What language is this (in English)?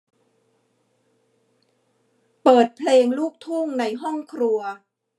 Thai